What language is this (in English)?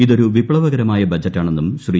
Malayalam